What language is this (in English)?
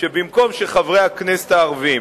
Hebrew